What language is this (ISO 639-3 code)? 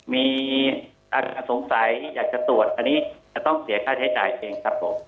tha